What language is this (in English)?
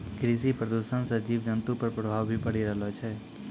Maithili